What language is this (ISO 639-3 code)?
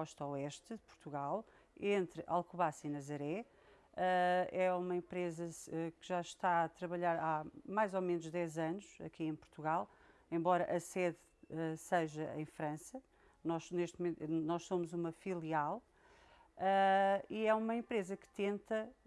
por